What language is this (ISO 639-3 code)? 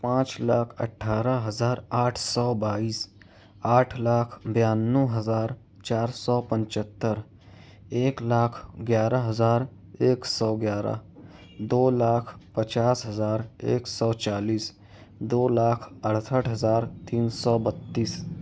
urd